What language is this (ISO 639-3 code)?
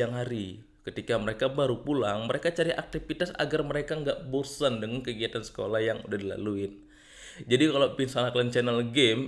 ind